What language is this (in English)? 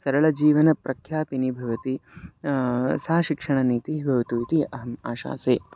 Sanskrit